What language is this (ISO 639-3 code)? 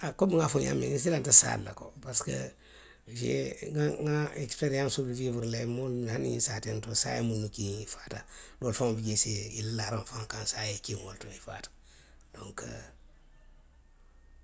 mlq